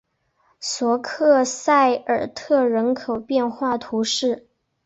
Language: Chinese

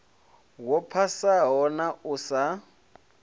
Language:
Venda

